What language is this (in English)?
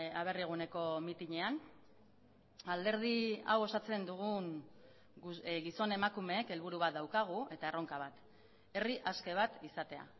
Basque